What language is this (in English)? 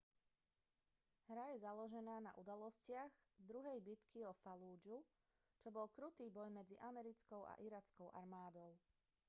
Slovak